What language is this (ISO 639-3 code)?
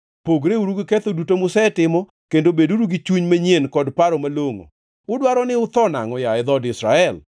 luo